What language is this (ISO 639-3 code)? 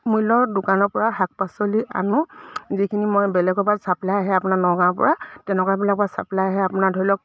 asm